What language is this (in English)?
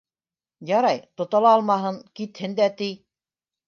Bashkir